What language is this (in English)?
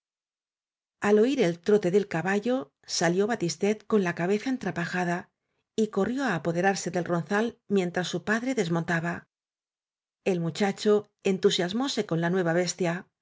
Spanish